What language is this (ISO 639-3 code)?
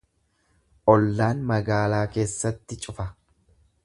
orm